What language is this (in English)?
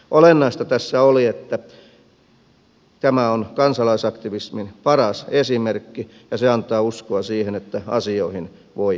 Finnish